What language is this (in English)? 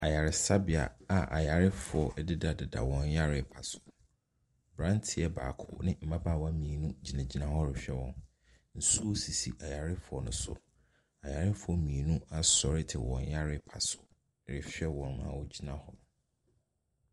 Akan